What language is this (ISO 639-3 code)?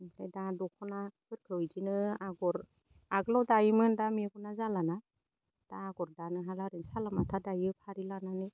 brx